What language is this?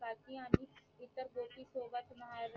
Marathi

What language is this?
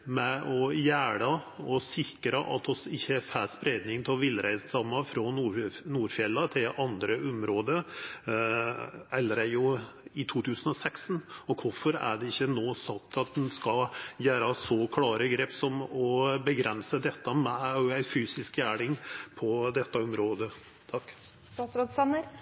Norwegian Nynorsk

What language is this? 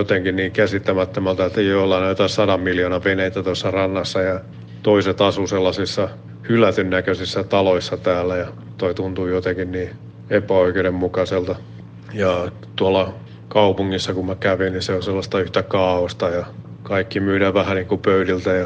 Finnish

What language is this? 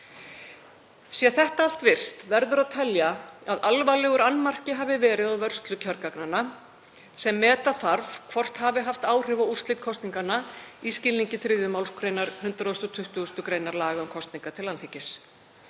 Icelandic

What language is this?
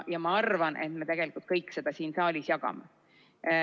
Estonian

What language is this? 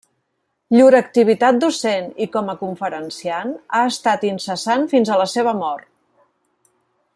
Catalan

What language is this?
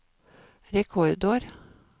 Norwegian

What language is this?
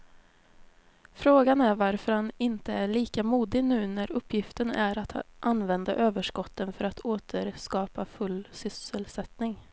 Swedish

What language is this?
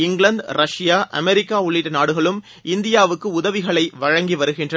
Tamil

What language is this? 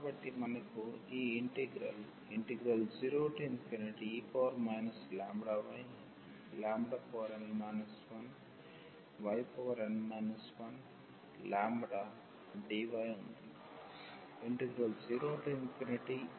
Telugu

